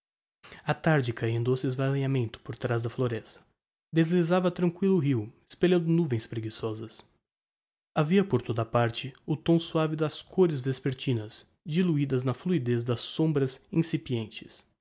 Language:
Portuguese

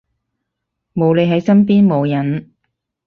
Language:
Cantonese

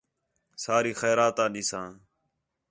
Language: Khetrani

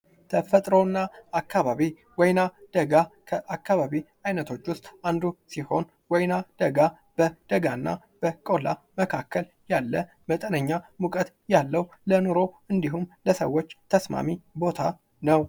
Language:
Amharic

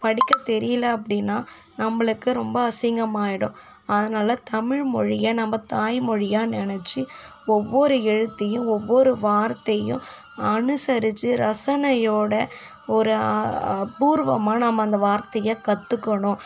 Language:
Tamil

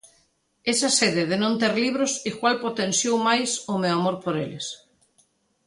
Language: Galician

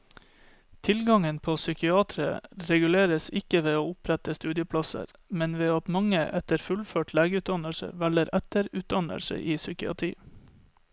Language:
Norwegian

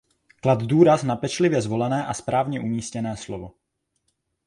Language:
Czech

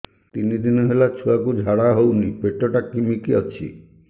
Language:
Odia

